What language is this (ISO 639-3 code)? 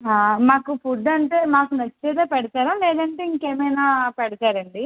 tel